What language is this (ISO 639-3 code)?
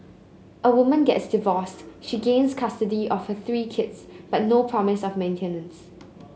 eng